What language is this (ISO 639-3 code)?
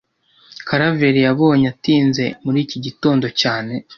kin